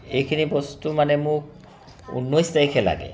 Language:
Assamese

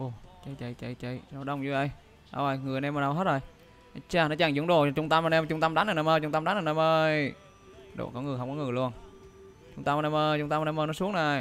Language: Vietnamese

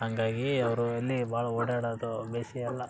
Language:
Kannada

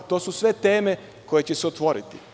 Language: Serbian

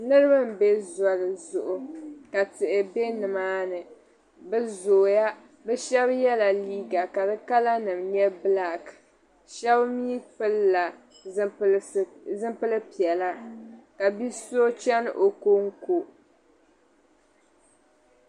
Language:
Dagbani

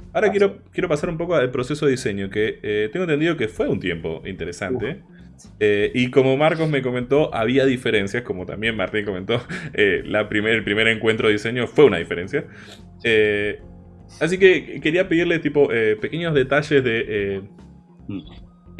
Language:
Spanish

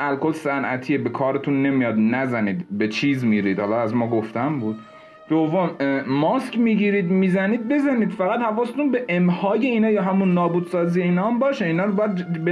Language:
Persian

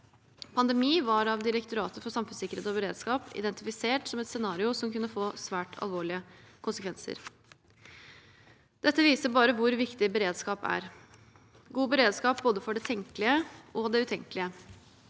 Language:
Norwegian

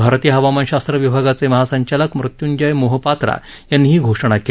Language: Marathi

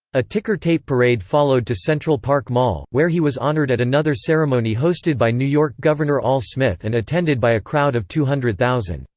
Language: English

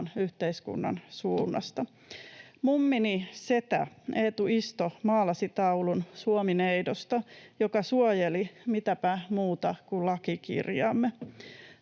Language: Finnish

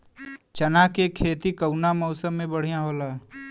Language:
Bhojpuri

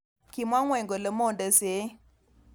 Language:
Kalenjin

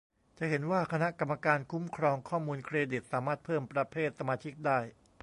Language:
Thai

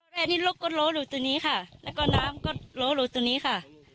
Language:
Thai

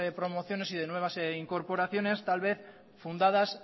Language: Spanish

